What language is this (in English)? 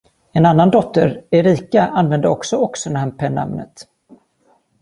Swedish